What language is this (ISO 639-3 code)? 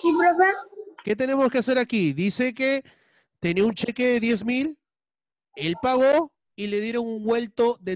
spa